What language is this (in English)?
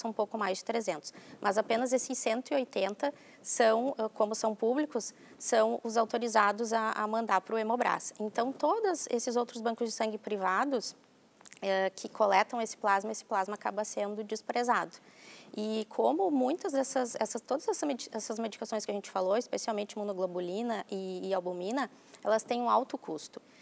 Portuguese